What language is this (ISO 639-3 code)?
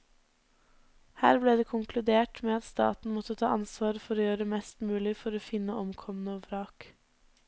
nor